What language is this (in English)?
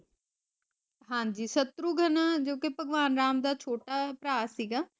Punjabi